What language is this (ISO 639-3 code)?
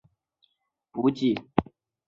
zho